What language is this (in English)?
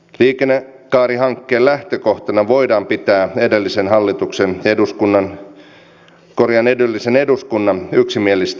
Finnish